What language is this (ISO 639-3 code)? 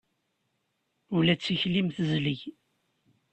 kab